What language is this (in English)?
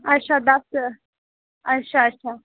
Dogri